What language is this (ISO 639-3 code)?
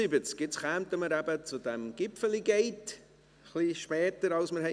gsw